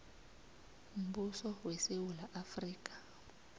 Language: South Ndebele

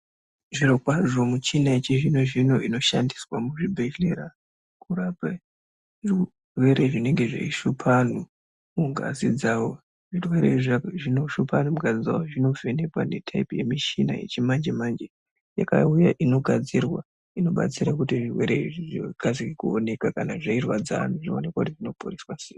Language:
Ndau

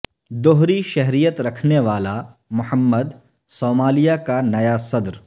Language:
Urdu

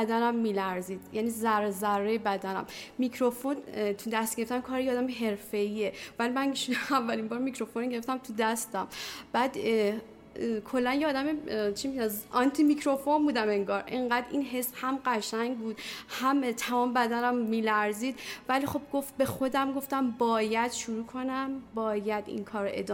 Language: Persian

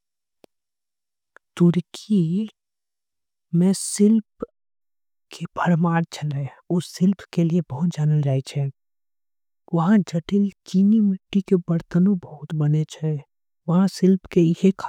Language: Angika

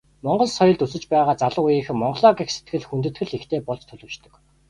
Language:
Mongolian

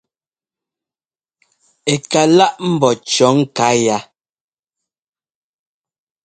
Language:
Ngomba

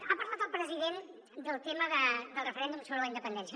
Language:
Catalan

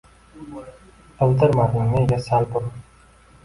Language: Uzbek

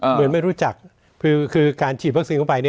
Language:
Thai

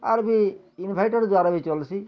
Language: Odia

